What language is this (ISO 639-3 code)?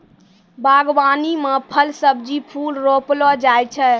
mai